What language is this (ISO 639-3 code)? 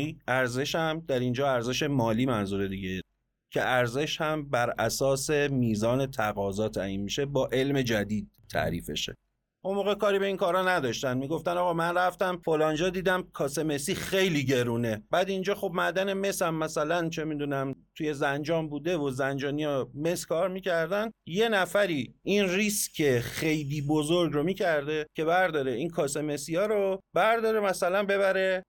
fas